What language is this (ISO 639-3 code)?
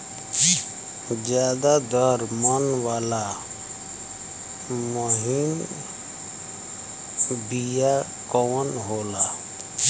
bho